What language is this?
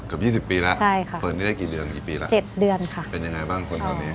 Thai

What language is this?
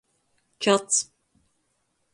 Latgalian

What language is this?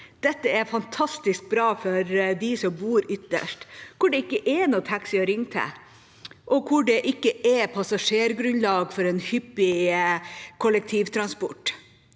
Norwegian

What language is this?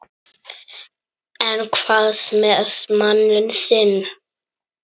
Icelandic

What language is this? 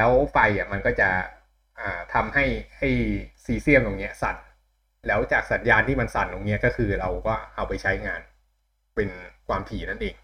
Thai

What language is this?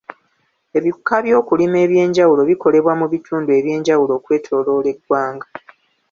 Ganda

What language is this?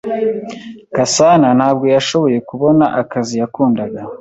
Kinyarwanda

